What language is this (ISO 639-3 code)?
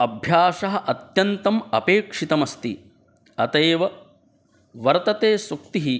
san